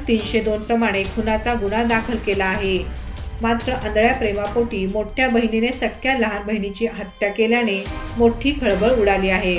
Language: Hindi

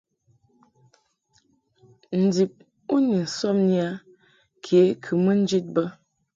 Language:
Mungaka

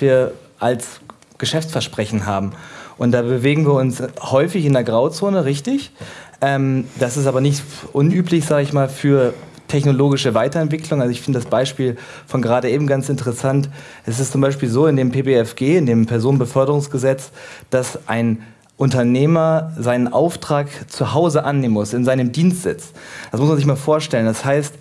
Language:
German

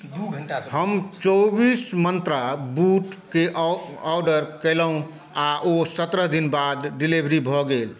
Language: Maithili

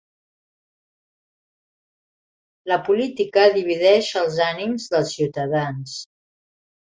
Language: Catalan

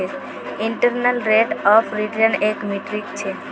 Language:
Magahi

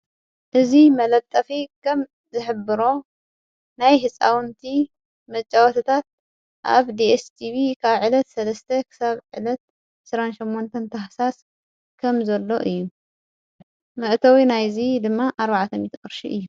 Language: Tigrinya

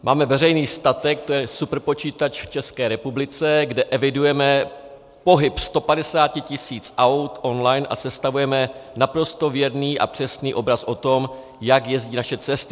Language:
Czech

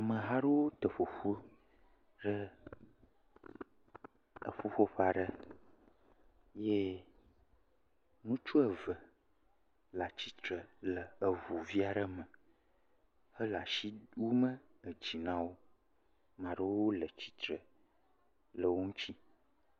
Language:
Ewe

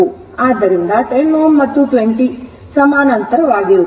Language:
Kannada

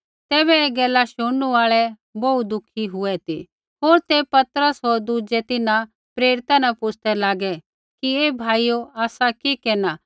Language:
Kullu Pahari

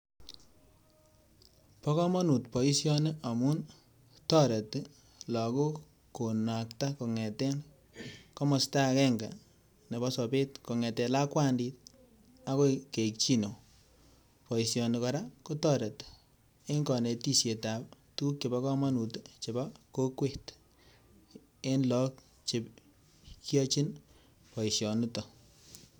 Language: Kalenjin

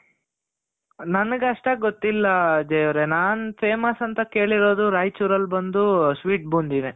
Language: Kannada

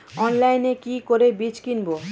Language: Bangla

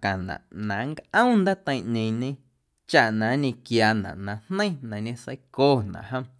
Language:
Guerrero Amuzgo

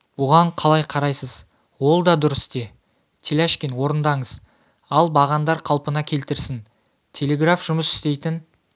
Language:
Kazakh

